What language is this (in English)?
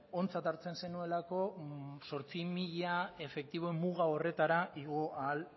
Basque